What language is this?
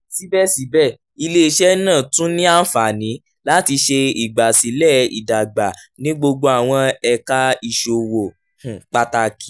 Yoruba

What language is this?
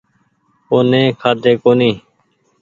Goaria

